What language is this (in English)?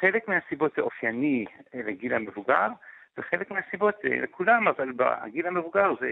Hebrew